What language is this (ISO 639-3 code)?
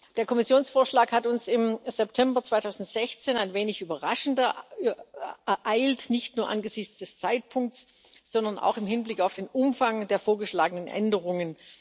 deu